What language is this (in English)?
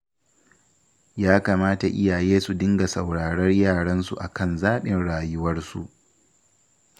Hausa